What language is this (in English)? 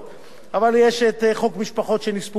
Hebrew